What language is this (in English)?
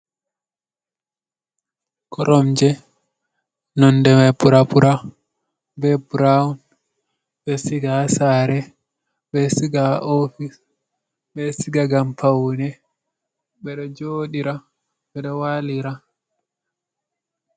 Fula